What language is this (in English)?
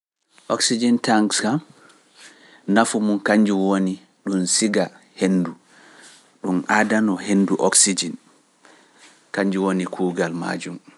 Pular